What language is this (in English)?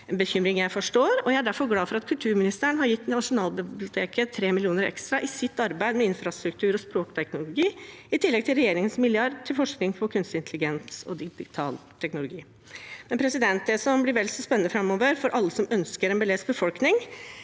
Norwegian